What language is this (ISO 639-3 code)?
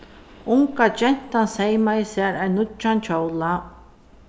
fao